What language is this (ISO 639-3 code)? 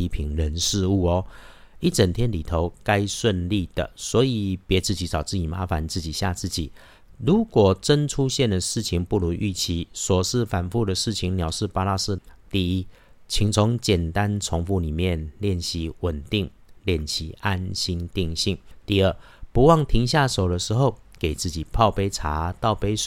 zho